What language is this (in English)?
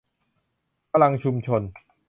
Thai